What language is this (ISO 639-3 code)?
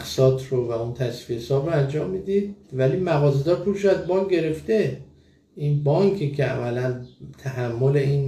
fas